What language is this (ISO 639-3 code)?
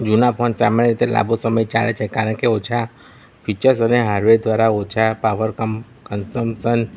guj